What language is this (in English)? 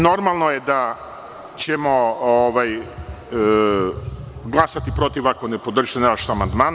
Serbian